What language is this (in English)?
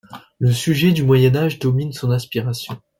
French